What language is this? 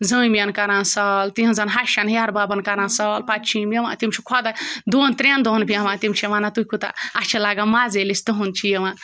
Kashmiri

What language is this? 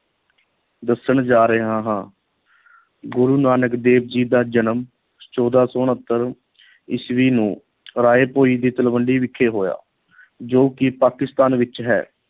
Punjabi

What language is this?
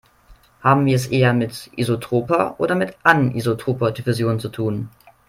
German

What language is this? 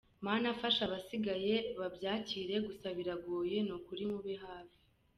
Kinyarwanda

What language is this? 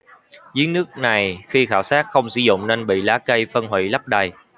Vietnamese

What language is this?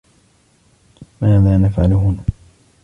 Arabic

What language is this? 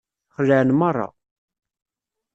Kabyle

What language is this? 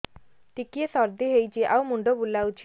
Odia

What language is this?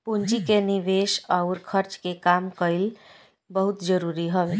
Bhojpuri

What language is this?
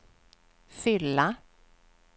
Swedish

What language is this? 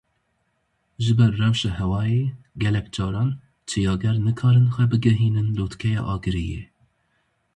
Kurdish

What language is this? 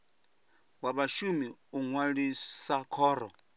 Venda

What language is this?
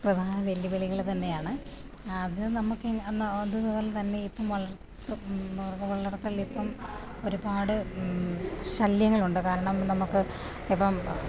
Malayalam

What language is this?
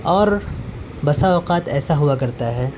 Urdu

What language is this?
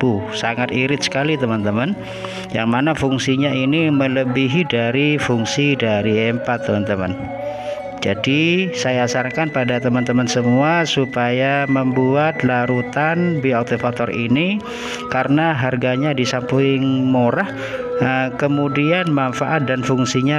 Indonesian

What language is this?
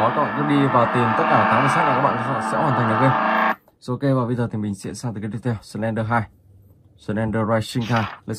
Vietnamese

